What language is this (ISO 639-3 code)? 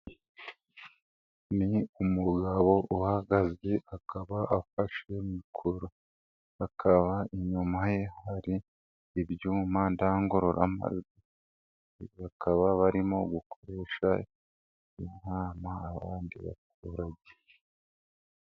kin